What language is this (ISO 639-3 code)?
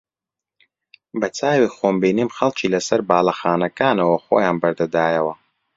ckb